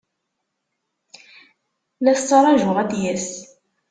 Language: Kabyle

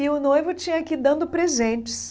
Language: Portuguese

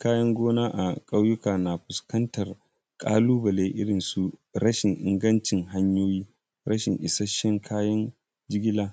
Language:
Hausa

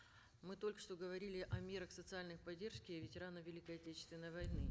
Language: Kazakh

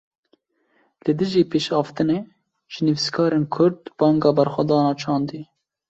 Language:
Kurdish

